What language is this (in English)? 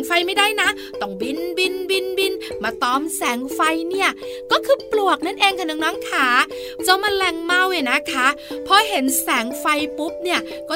Thai